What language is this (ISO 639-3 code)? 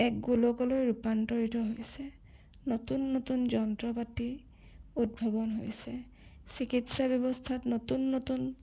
asm